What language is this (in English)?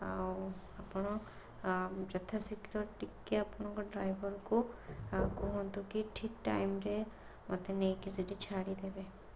Odia